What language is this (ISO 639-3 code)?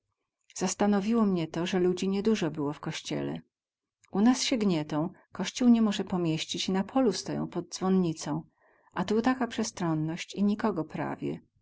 pol